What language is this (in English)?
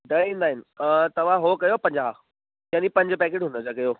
Sindhi